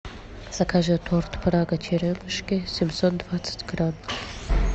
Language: Russian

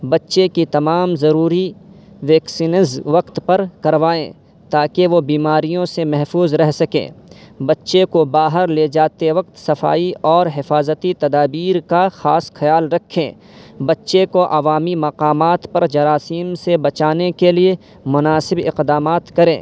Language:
Urdu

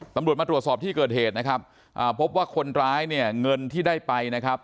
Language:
Thai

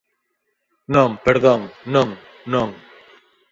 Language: Galician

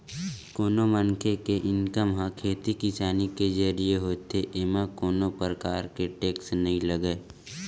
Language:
Chhattisgarhi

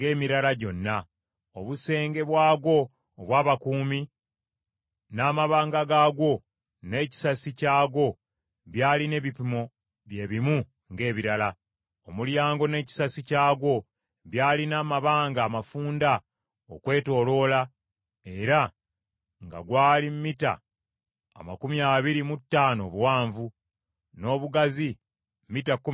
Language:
Ganda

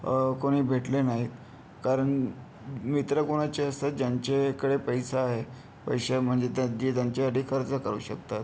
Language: Marathi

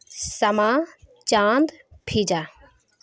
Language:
Urdu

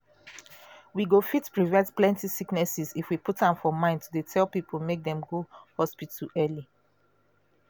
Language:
Nigerian Pidgin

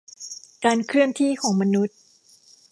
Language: Thai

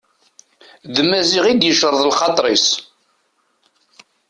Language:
Kabyle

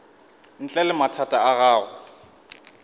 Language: Northern Sotho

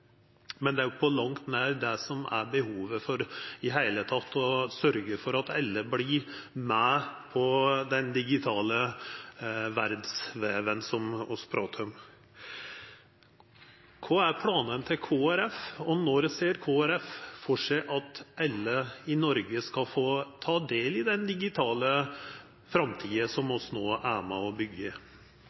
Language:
Norwegian Nynorsk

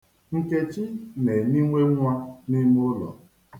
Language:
Igbo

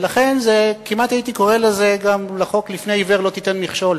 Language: Hebrew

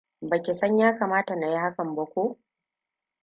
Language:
Hausa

